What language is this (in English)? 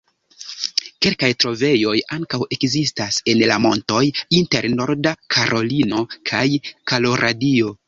Esperanto